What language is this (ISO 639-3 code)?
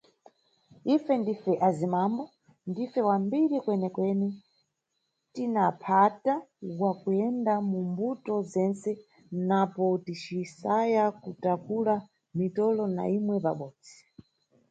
nyu